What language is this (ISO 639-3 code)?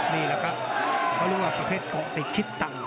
tha